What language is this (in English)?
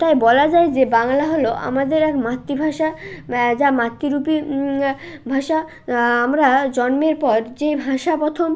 Bangla